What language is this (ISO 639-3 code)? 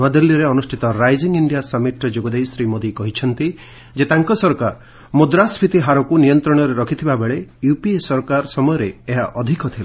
ori